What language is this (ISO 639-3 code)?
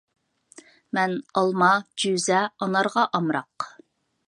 uig